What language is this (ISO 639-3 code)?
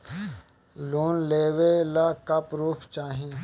bho